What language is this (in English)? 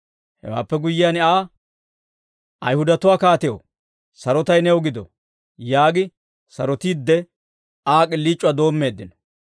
Dawro